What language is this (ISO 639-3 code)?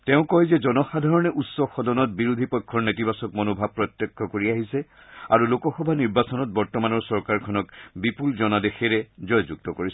asm